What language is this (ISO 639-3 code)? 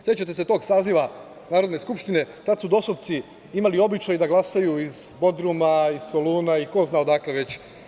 srp